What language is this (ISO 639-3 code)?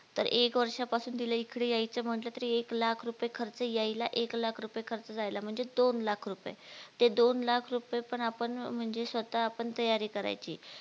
mar